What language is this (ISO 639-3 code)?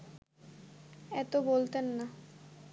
ben